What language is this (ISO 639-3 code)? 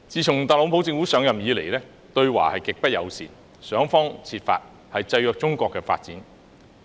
yue